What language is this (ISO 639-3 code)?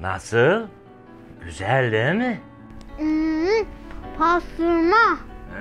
tur